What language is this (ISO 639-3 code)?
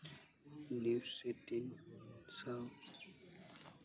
sat